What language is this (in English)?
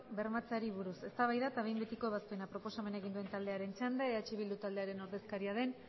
Basque